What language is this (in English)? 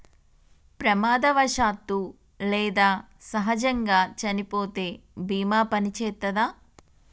Telugu